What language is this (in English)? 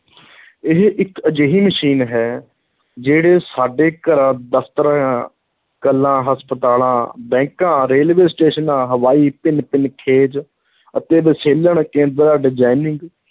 Punjabi